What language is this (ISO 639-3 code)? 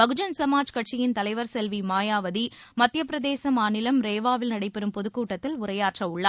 tam